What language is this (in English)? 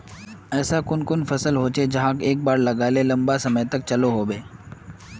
Magahi